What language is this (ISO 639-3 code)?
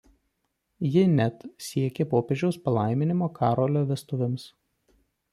lit